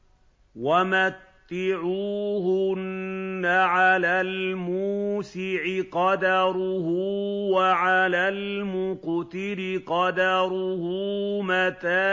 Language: Arabic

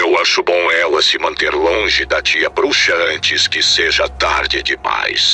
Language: Portuguese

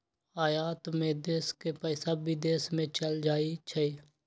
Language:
Magahi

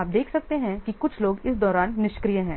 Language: Hindi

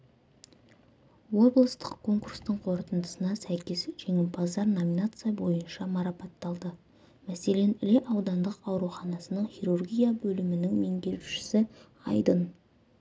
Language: Kazakh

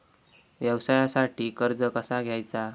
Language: Marathi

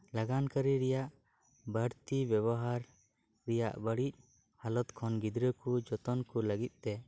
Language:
Santali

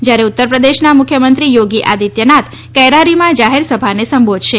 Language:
Gujarati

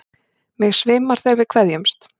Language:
Icelandic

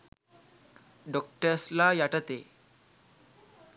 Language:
Sinhala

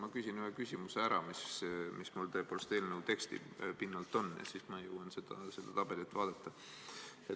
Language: Estonian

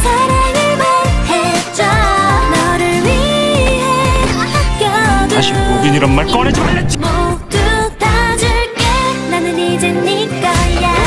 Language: Korean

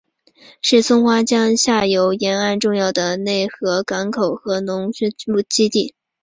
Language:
Chinese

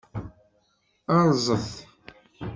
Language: Kabyle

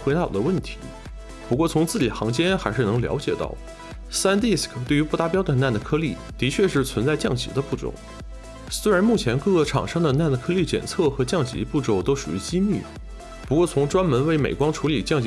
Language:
Chinese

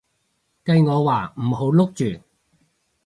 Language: Cantonese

